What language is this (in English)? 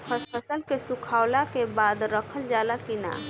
Bhojpuri